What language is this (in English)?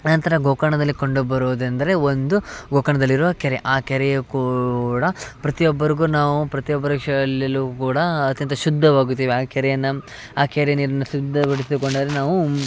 Kannada